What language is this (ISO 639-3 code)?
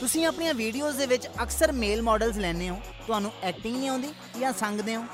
pan